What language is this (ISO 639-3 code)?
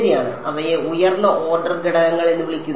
mal